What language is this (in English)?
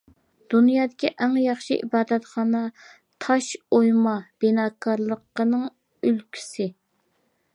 Uyghur